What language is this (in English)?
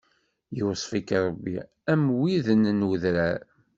Kabyle